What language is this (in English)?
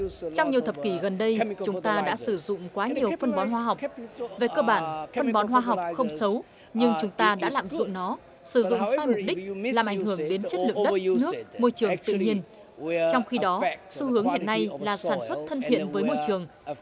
Vietnamese